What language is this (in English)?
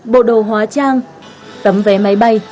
Vietnamese